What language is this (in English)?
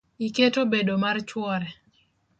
Luo (Kenya and Tanzania)